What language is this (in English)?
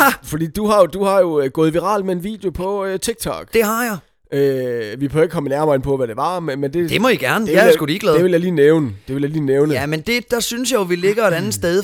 Danish